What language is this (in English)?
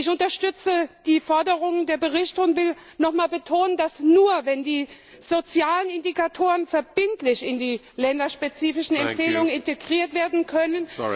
German